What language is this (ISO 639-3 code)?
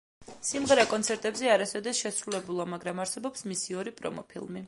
kat